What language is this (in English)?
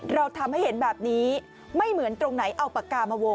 Thai